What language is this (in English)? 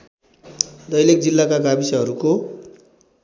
Nepali